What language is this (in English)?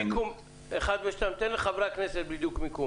Hebrew